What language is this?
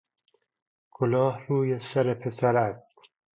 Persian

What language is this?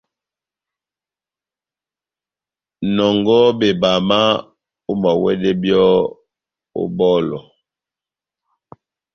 Batanga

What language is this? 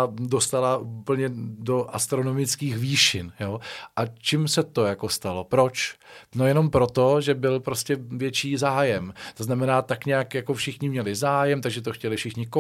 Czech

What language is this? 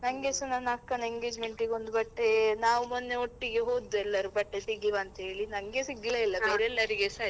Kannada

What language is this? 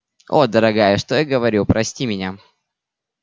Russian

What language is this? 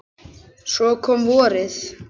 Icelandic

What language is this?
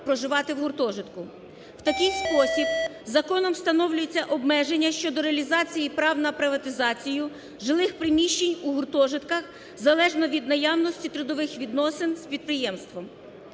Ukrainian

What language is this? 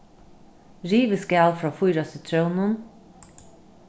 Faroese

